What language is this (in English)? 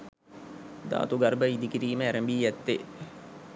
Sinhala